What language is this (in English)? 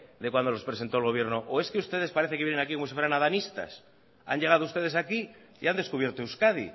Spanish